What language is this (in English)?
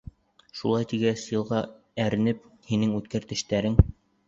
Bashkir